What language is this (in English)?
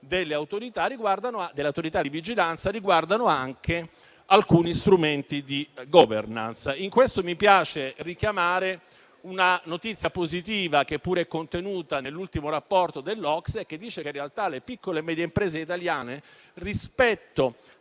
Italian